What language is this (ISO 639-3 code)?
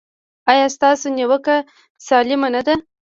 pus